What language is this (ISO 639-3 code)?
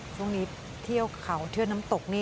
tha